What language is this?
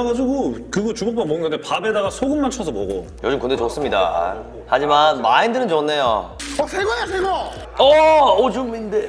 Korean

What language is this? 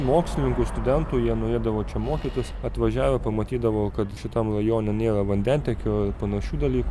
Lithuanian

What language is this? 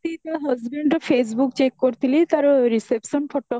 Odia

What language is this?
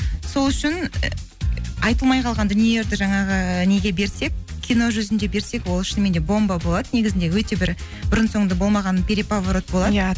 Kazakh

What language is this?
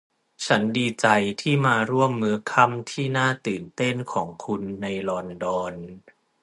Thai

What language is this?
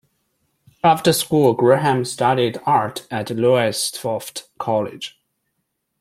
English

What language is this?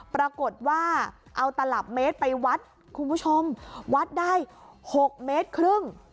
Thai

